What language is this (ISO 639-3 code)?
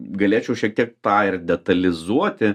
lit